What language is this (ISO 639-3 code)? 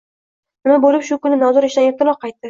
uzb